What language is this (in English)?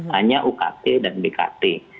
Indonesian